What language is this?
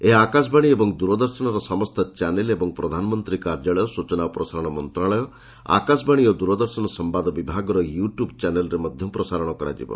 Odia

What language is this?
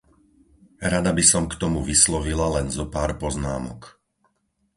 Slovak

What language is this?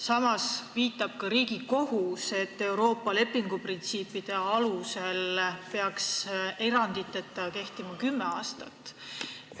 Estonian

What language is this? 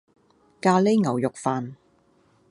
Cantonese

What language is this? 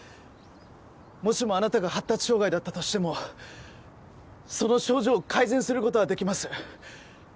Japanese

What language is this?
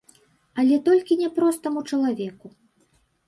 Belarusian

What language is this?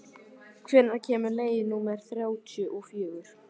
Icelandic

